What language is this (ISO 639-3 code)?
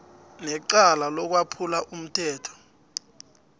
nbl